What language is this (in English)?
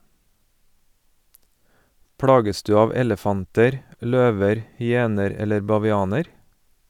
Norwegian